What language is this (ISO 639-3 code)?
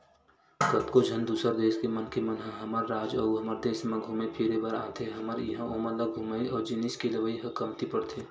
hne